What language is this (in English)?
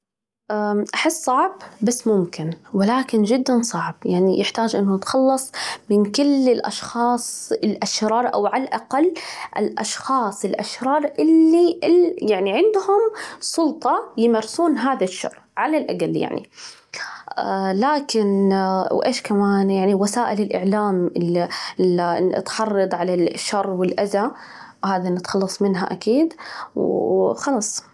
Najdi Arabic